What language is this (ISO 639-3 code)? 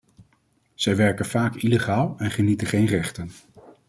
nld